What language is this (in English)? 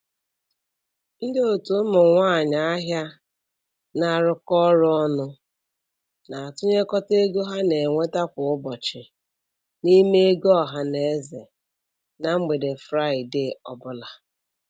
Igbo